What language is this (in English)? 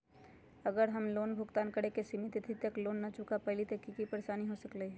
Magahi